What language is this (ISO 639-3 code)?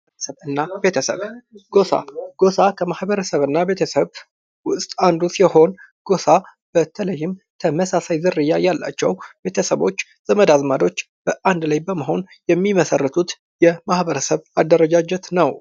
amh